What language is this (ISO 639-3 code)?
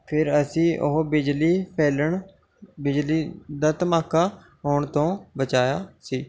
pan